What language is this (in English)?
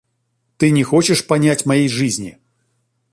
Russian